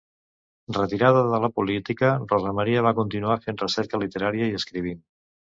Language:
Catalan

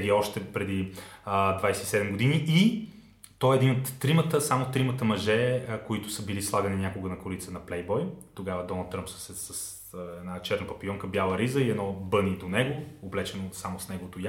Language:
Bulgarian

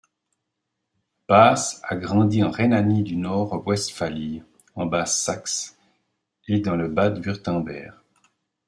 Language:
French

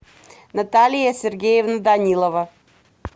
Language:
Russian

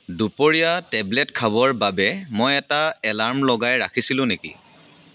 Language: Assamese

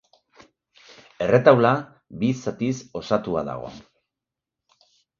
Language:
Basque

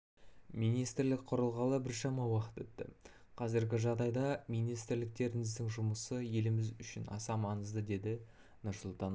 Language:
Kazakh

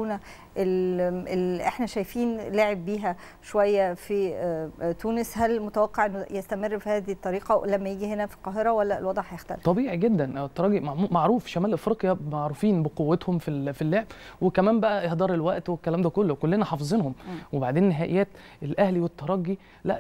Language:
Arabic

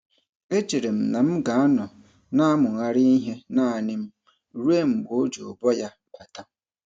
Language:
Igbo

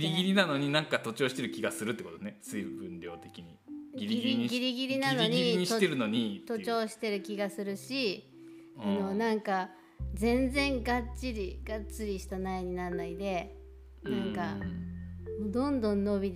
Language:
Japanese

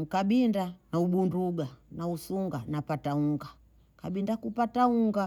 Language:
Bondei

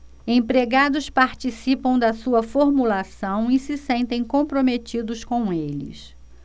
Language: Portuguese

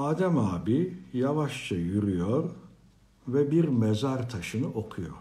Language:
Turkish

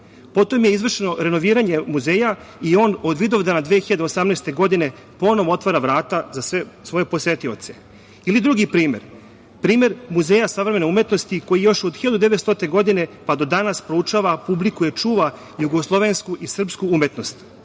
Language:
Serbian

